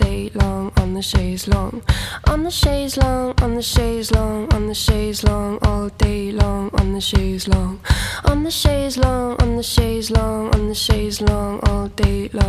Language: Dutch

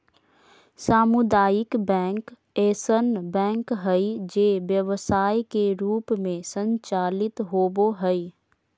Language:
Magahi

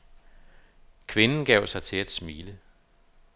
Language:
Danish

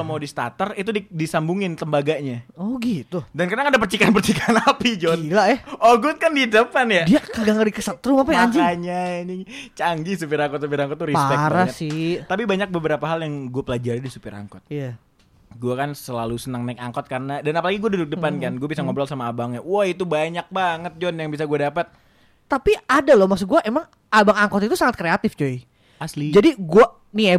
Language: Indonesian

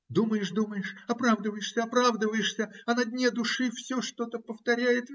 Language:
Russian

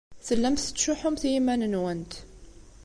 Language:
Kabyle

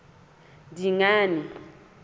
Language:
Southern Sotho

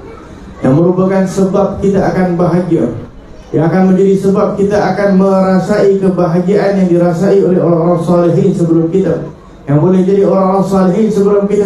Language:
Malay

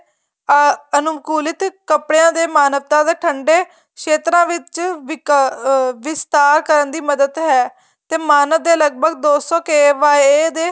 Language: Punjabi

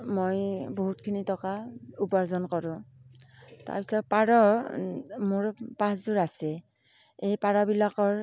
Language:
Assamese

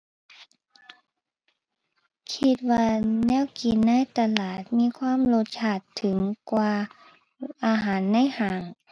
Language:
Thai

